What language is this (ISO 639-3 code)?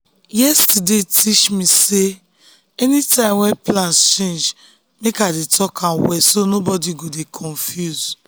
pcm